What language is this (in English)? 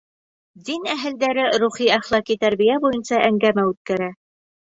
Bashkir